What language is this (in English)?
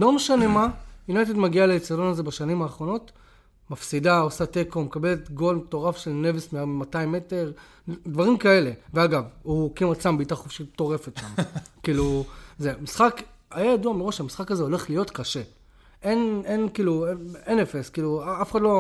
Hebrew